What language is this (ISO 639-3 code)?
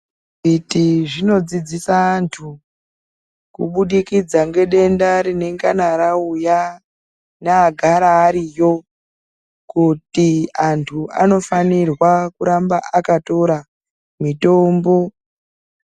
ndc